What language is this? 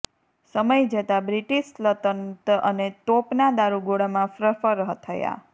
Gujarati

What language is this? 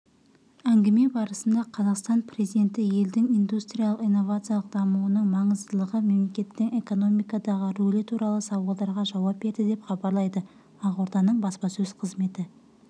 Kazakh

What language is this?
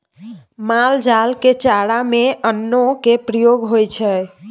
Maithili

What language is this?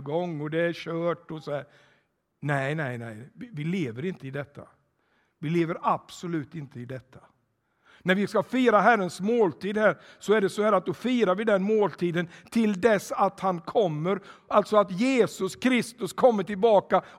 Swedish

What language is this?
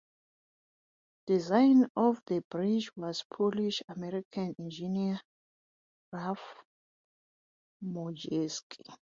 English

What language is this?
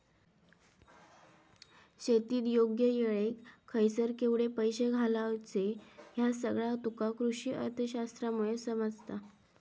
Marathi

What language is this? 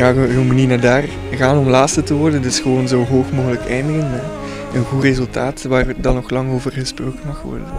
Dutch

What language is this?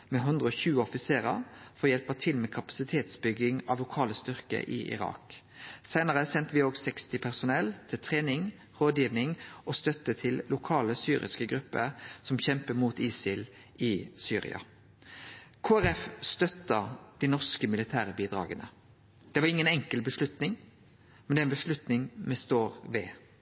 Norwegian Nynorsk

